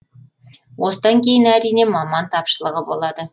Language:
Kazakh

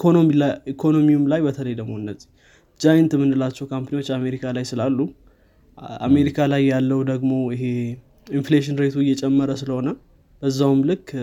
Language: Amharic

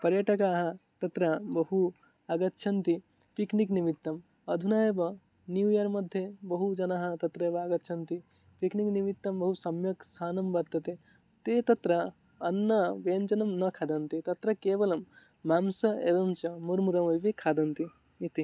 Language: Sanskrit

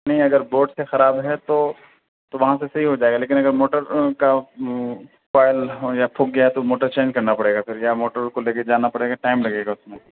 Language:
Urdu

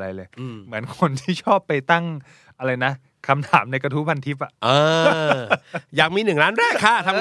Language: Thai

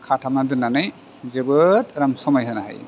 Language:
Bodo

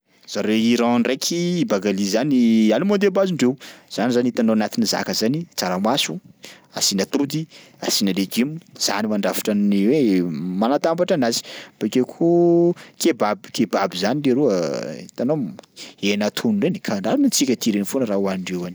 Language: Sakalava Malagasy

